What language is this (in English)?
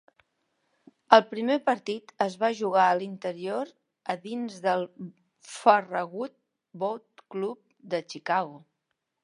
Catalan